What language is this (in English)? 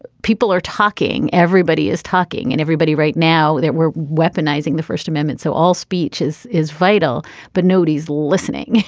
English